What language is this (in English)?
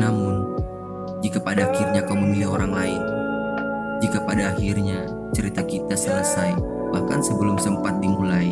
Indonesian